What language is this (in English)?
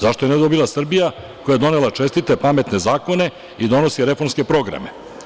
Serbian